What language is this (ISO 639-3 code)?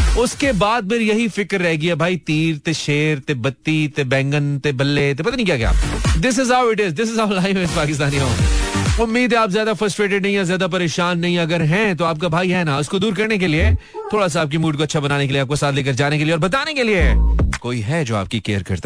hin